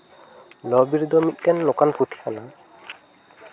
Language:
Santali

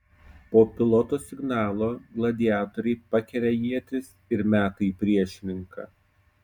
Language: Lithuanian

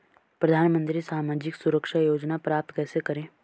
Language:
Hindi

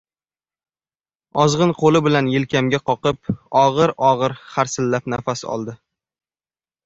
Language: Uzbek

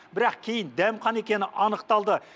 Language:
Kazakh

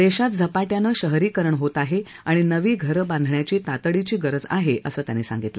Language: Marathi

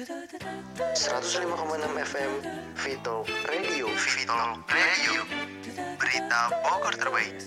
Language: Indonesian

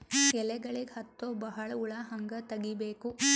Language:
Kannada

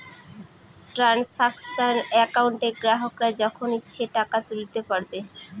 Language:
Bangla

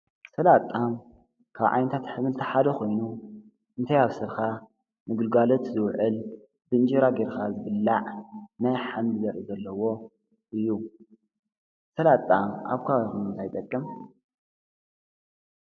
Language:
Tigrinya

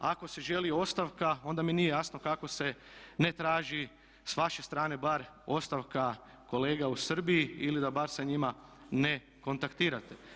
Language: Croatian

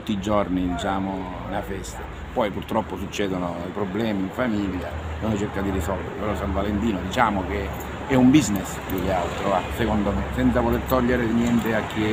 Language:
Italian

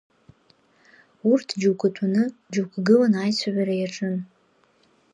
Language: Abkhazian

